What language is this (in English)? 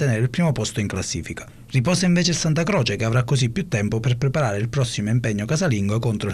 Italian